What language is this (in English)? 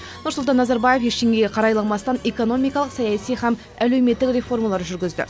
Kazakh